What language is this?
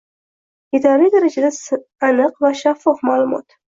Uzbek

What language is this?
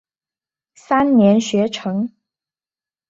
Chinese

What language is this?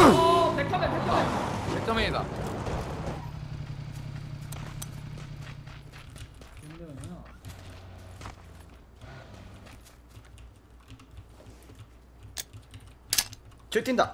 Korean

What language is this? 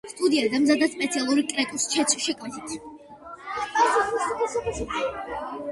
Georgian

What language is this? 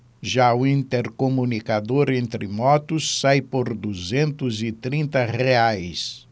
Portuguese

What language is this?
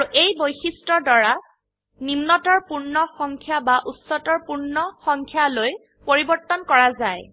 Assamese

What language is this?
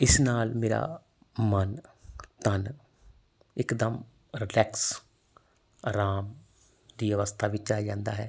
Punjabi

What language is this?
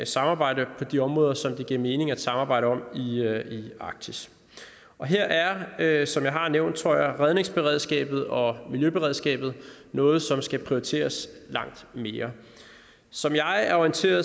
Danish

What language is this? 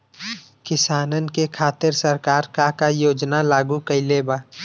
Bhojpuri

